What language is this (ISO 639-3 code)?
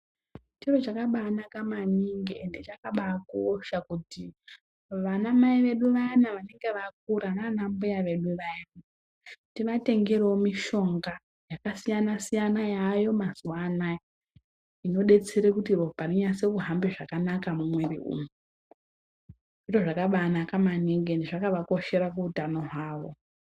ndc